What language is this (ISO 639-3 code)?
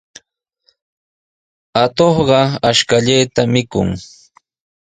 qws